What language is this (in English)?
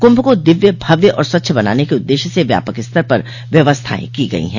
Hindi